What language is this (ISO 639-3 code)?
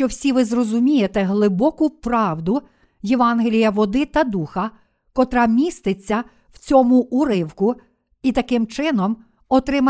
ukr